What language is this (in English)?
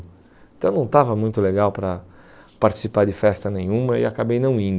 Portuguese